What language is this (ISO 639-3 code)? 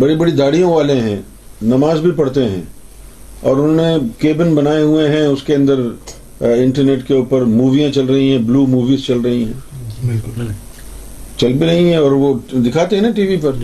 urd